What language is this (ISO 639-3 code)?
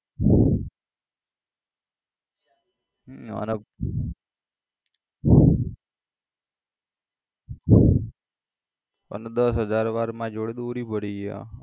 guj